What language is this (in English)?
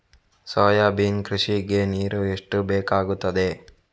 Kannada